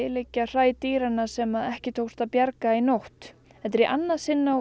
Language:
Icelandic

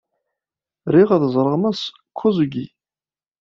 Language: Kabyle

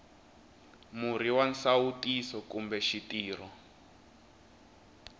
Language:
Tsonga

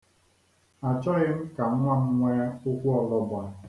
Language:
Igbo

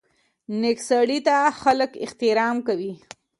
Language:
Pashto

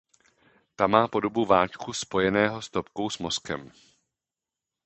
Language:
Czech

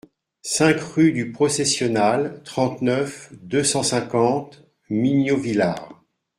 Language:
French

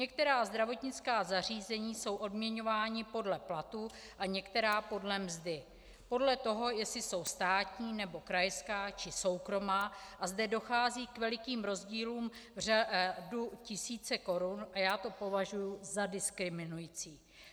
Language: Czech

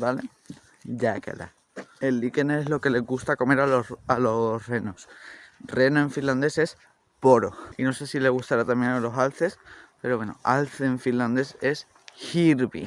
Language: Spanish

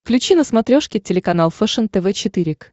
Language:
Russian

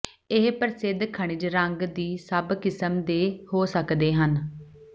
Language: Punjabi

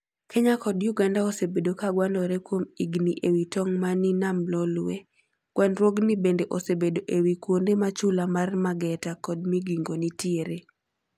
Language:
Luo (Kenya and Tanzania)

